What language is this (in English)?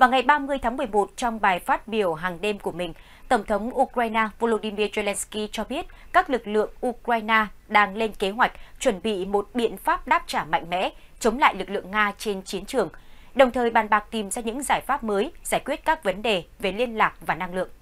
Vietnamese